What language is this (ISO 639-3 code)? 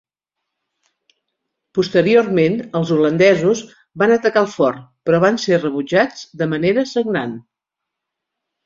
cat